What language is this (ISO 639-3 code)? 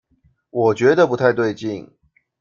zho